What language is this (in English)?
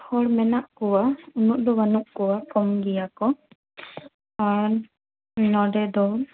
Santali